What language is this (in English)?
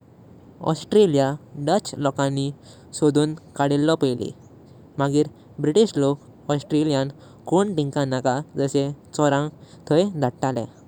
Konkani